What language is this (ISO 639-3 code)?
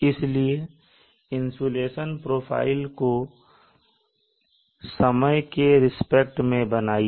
hin